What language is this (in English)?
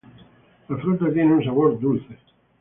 Spanish